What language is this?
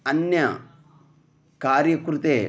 Sanskrit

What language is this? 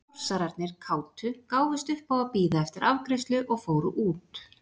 Icelandic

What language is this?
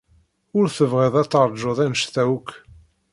Kabyle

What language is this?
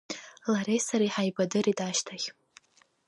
Abkhazian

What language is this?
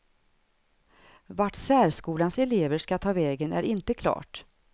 Swedish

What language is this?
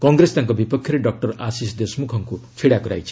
Odia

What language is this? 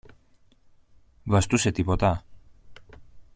Greek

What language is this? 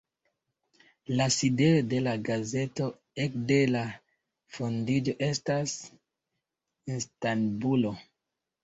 Esperanto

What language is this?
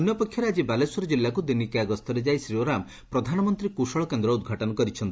Odia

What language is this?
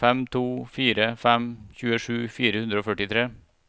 Norwegian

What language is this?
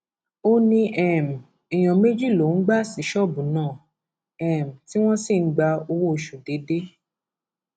Yoruba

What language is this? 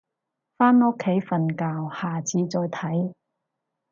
Cantonese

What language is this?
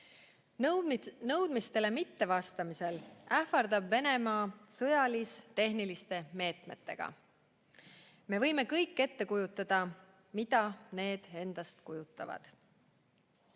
Estonian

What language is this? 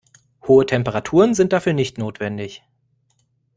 German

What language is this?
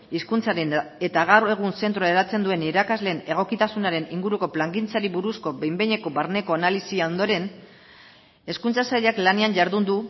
Basque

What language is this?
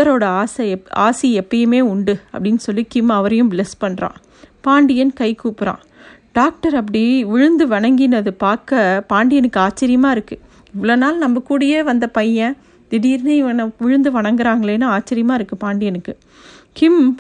Tamil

